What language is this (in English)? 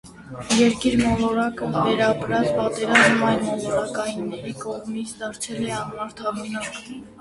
Armenian